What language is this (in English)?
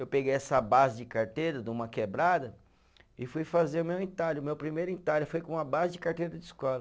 Portuguese